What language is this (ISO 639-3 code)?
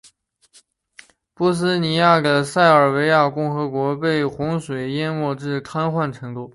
zho